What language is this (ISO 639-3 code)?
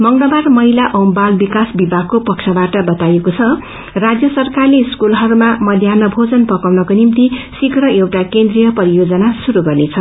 nep